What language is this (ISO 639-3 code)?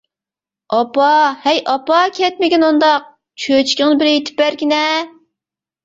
uig